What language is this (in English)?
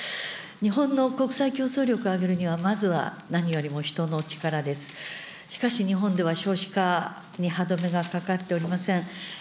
Japanese